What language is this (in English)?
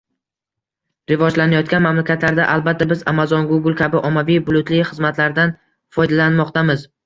Uzbek